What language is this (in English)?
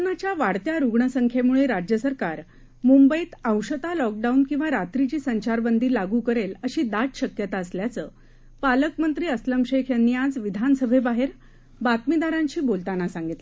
Marathi